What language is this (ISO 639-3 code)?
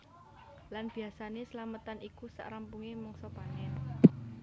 jav